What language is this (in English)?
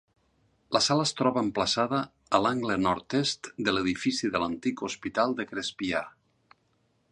Catalan